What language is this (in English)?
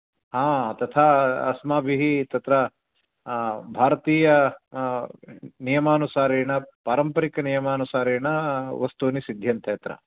Sanskrit